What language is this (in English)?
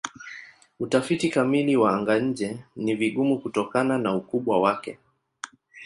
Swahili